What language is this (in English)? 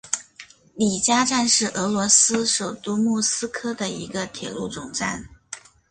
Chinese